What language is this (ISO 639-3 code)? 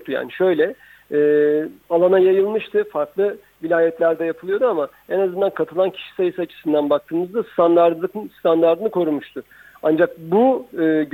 tur